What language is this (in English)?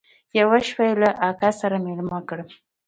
Pashto